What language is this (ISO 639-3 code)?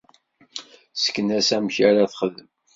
kab